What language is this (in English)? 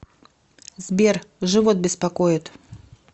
Russian